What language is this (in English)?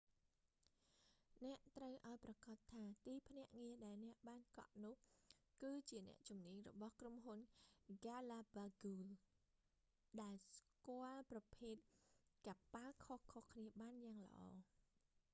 Khmer